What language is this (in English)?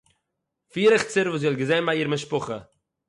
Yiddish